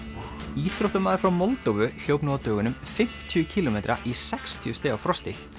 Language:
Icelandic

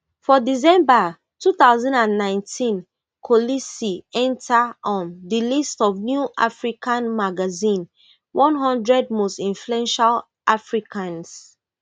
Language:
Nigerian Pidgin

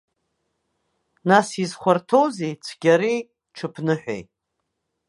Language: Abkhazian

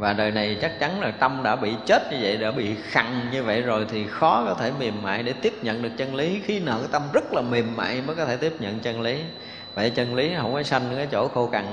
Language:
Vietnamese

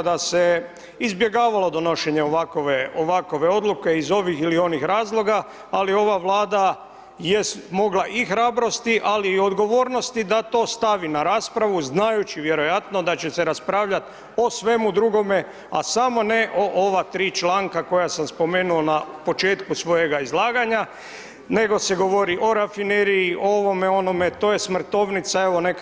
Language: Croatian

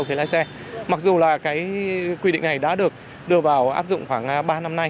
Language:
Vietnamese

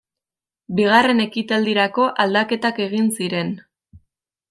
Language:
Basque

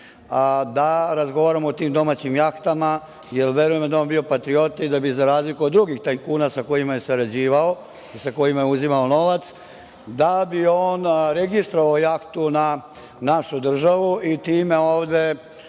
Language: Serbian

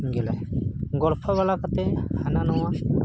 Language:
Santali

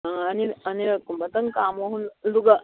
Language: Manipuri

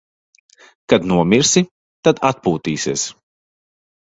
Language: Latvian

